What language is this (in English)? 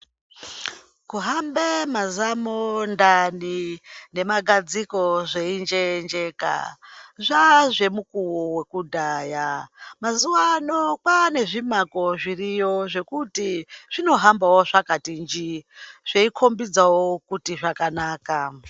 Ndau